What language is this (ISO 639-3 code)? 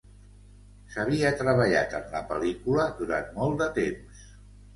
cat